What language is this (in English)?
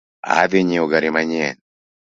Luo (Kenya and Tanzania)